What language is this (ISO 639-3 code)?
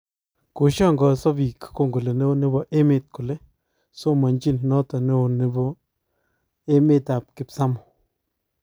kln